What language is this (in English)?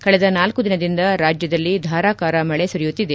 Kannada